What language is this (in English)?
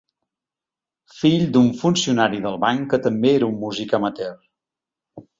Catalan